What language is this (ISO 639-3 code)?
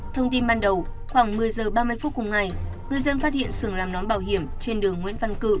vie